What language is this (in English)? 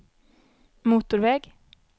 Swedish